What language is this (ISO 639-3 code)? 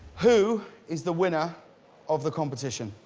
eng